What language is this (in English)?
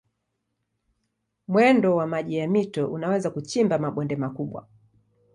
Swahili